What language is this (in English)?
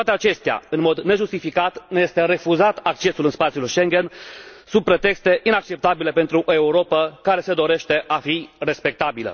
Romanian